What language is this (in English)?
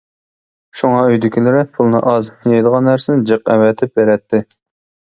Uyghur